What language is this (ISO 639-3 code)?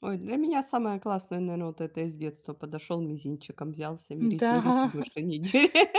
rus